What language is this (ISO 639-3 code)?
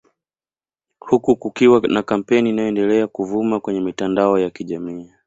swa